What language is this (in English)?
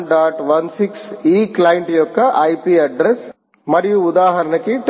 Telugu